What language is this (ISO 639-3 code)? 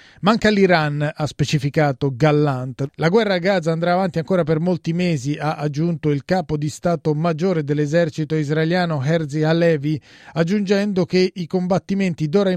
ita